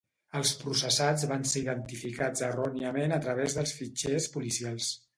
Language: Catalan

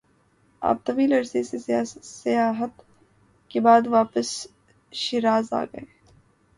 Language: Urdu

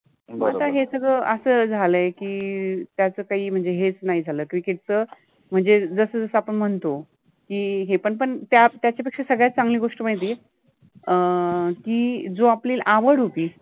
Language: Marathi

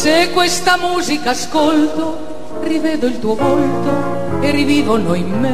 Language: Italian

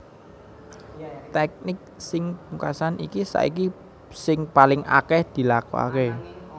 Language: Javanese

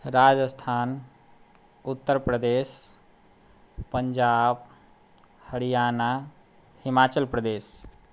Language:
Maithili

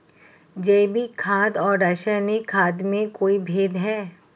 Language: Hindi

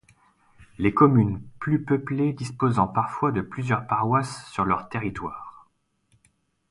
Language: French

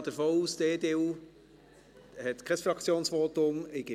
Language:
Swiss German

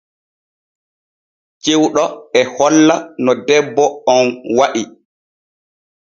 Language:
Borgu Fulfulde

